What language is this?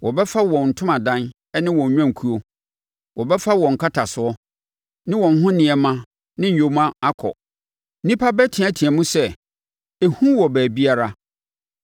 Akan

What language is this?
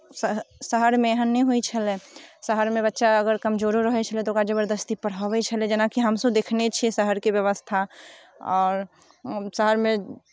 Maithili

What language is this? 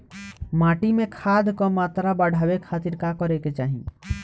Bhojpuri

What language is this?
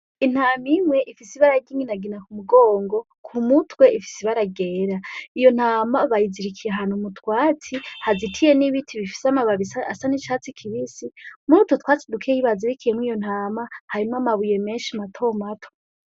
Rundi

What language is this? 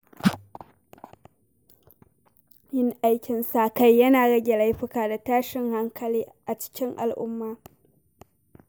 Hausa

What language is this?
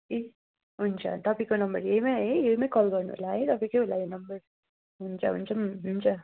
Nepali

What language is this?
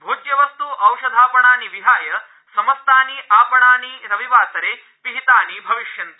Sanskrit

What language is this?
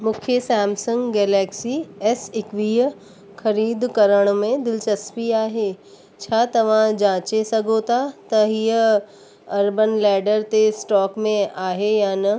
Sindhi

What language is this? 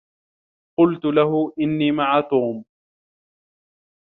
Arabic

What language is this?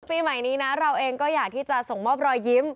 Thai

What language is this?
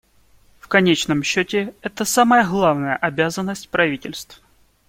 Russian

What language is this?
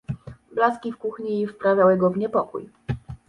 Polish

